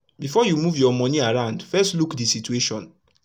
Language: Nigerian Pidgin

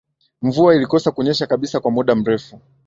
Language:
Swahili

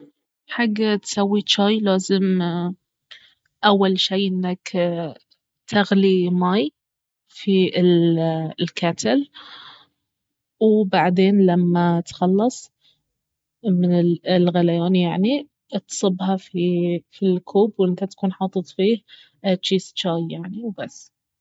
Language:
Baharna Arabic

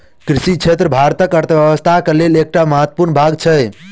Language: Maithili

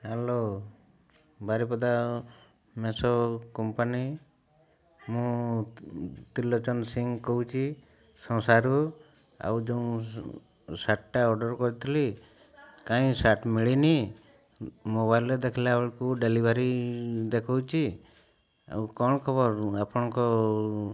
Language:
Odia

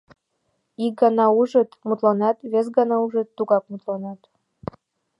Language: Mari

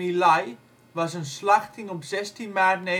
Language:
Dutch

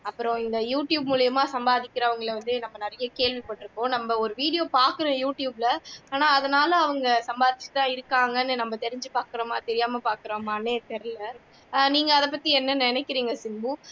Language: Tamil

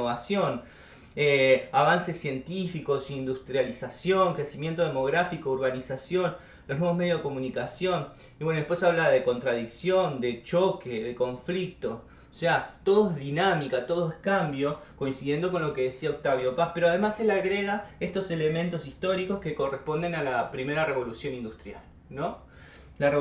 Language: Spanish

